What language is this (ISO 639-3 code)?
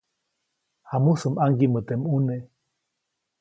zoc